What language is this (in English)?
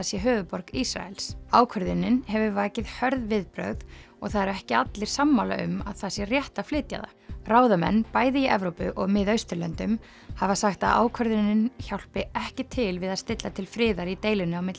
Icelandic